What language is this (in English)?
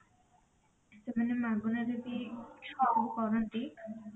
Odia